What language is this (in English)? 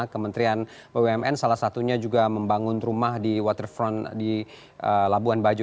Indonesian